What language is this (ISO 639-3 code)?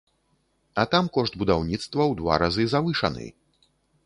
bel